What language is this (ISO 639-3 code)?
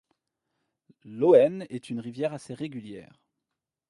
fra